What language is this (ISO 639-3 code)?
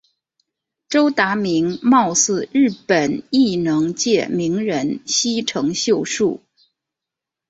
zho